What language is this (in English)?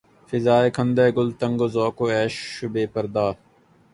Urdu